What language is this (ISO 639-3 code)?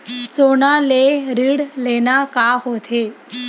hne